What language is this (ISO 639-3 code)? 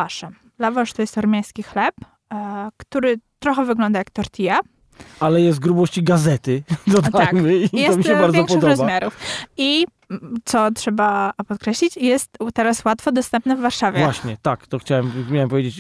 pol